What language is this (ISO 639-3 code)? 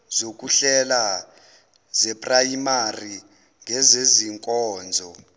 zul